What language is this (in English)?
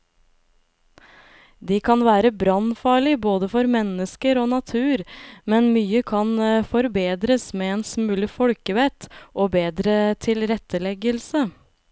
Norwegian